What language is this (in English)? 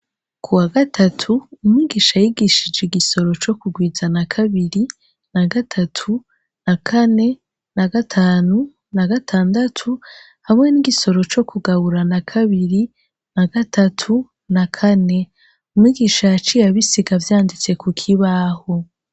Rundi